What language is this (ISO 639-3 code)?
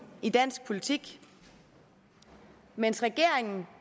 dan